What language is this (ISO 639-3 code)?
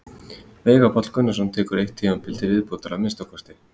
isl